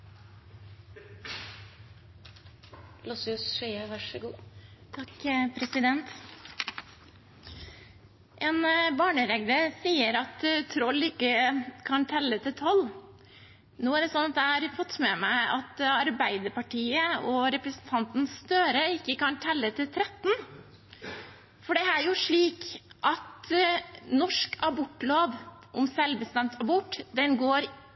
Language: Norwegian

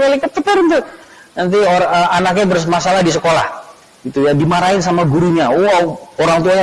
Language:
Indonesian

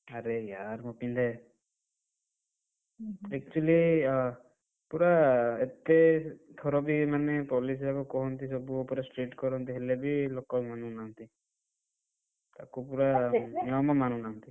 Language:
Odia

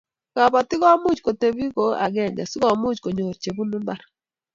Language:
Kalenjin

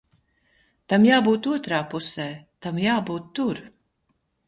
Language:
Latvian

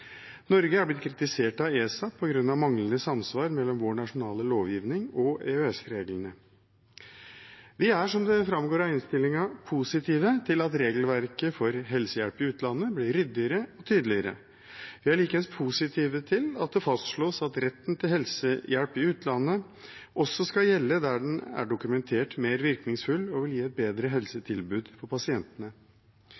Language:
Norwegian Bokmål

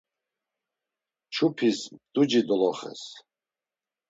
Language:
Laz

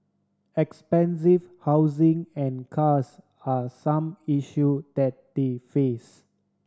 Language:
English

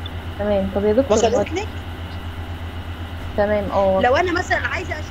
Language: Arabic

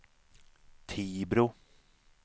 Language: Swedish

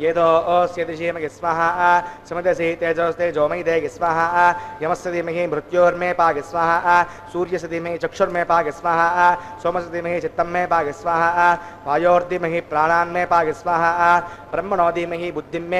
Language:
Indonesian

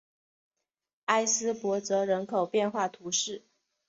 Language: Chinese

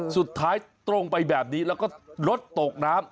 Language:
Thai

